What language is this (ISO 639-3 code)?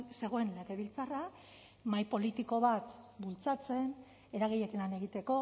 eus